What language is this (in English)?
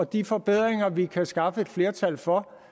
Danish